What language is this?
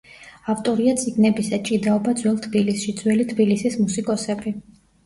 Georgian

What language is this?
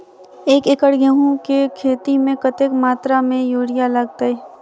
Maithili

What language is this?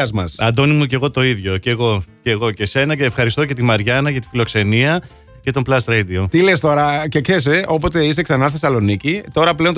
Greek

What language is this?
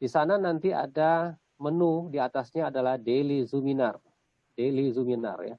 Indonesian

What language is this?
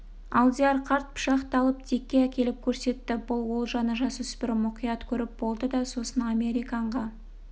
Kazakh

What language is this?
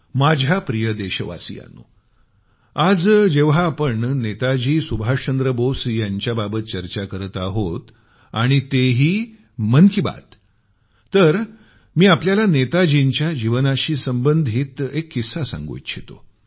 Marathi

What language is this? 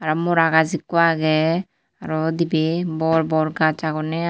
Chakma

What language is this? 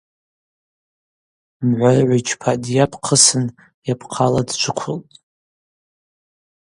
Abaza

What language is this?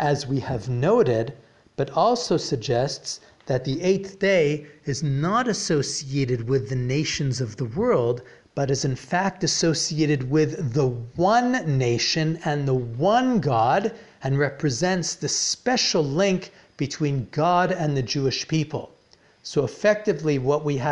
English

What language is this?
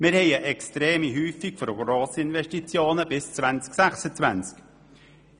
Swiss German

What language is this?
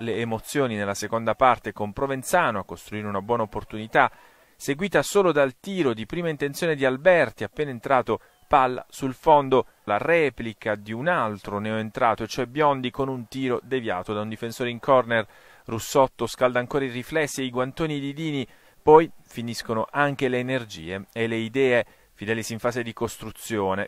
Italian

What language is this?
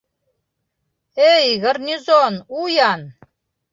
Bashkir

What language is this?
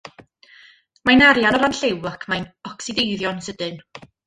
Welsh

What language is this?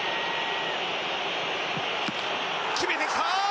Japanese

